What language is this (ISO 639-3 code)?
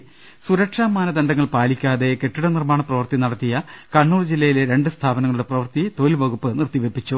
mal